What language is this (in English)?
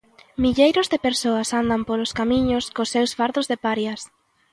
Galician